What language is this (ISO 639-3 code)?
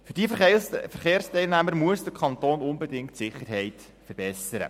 gsw